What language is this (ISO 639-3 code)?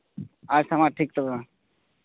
sat